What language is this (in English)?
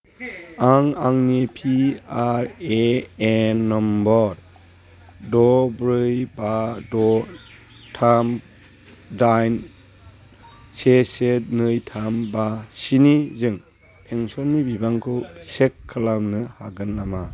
Bodo